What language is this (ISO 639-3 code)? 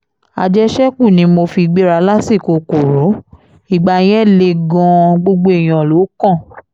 yor